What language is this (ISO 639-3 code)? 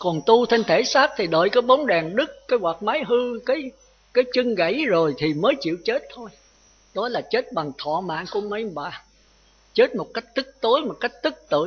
vie